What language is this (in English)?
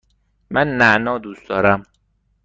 Persian